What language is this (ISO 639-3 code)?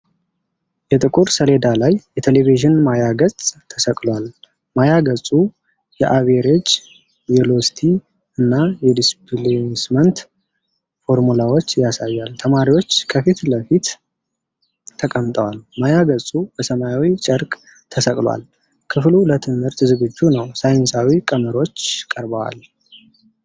amh